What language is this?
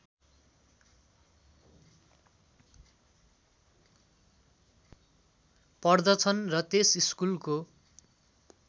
Nepali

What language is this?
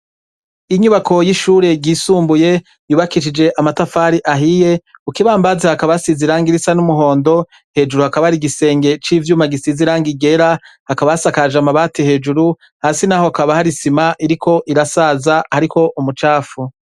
Rundi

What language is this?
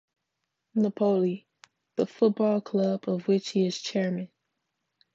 English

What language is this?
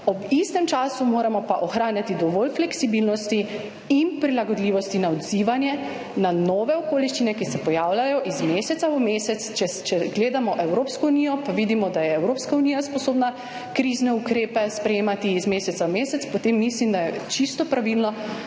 Slovenian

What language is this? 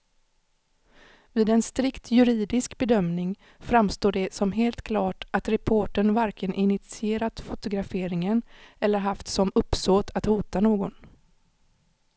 Swedish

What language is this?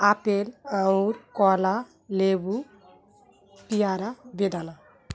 Bangla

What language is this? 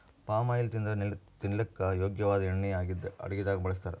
Kannada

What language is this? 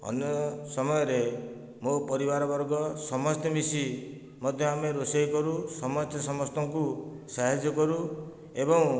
Odia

